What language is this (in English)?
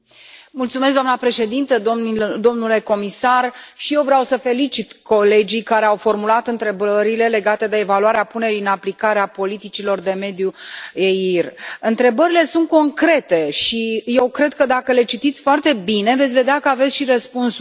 Romanian